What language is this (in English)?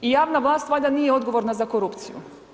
Croatian